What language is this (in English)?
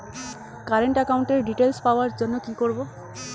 Bangla